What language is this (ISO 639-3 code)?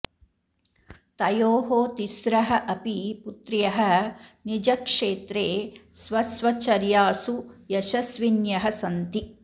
san